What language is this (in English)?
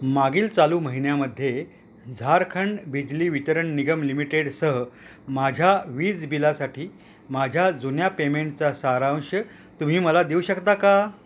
Marathi